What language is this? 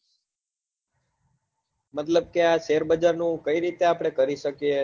Gujarati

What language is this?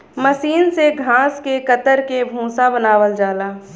Bhojpuri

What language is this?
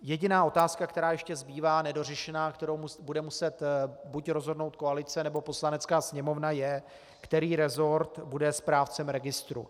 Czech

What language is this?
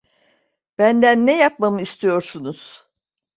Turkish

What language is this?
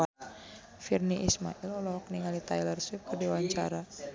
Sundanese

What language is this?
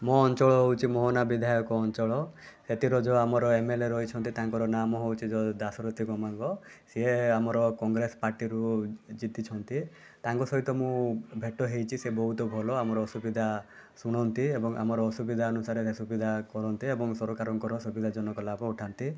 Odia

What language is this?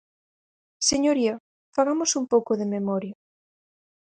Galician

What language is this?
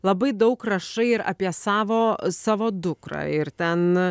Lithuanian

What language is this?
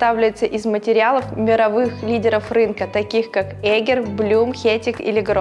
Russian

